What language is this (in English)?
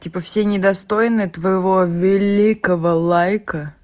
Russian